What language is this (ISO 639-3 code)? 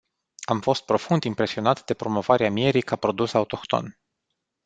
ron